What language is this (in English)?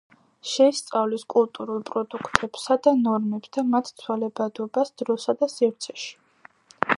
Georgian